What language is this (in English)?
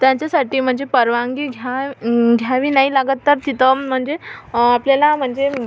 Marathi